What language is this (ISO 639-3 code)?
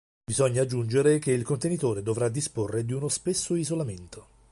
ita